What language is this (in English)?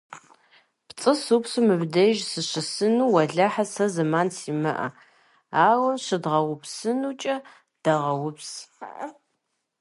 Kabardian